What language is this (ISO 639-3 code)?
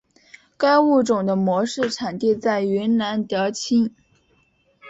zho